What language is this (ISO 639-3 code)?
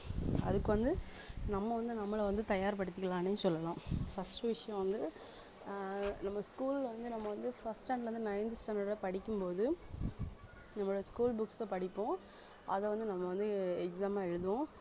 tam